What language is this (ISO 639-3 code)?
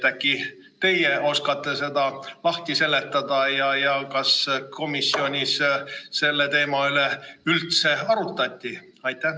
est